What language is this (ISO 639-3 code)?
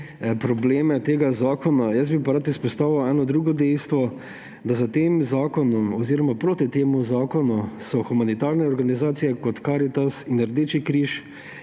slv